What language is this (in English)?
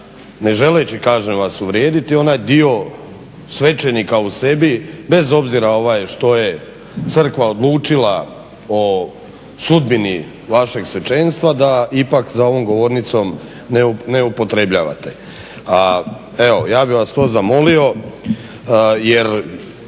Croatian